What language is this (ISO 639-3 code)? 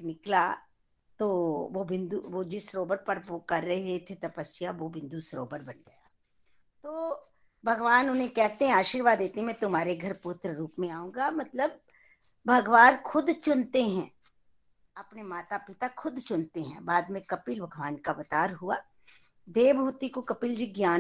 hin